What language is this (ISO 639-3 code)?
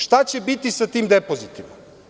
srp